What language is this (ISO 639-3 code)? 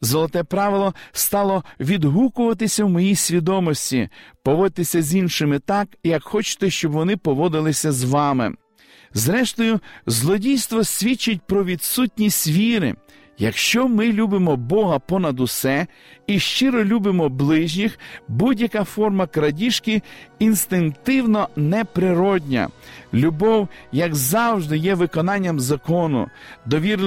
ukr